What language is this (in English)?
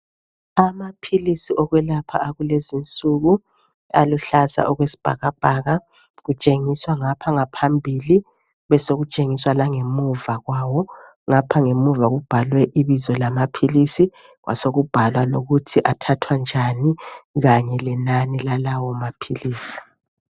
North Ndebele